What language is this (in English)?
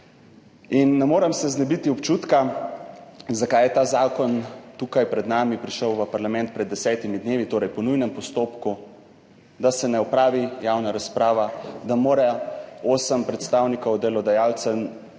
Slovenian